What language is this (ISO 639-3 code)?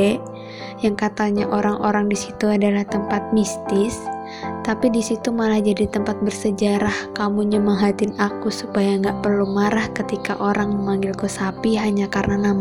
ind